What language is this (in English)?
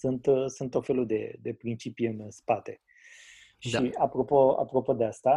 Romanian